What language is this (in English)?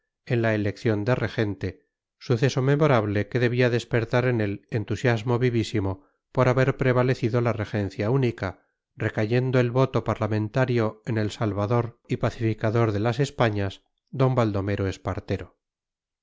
Spanish